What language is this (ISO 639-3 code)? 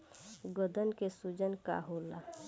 bho